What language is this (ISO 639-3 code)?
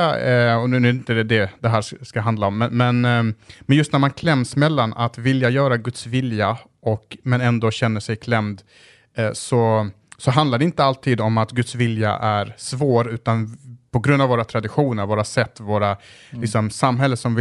swe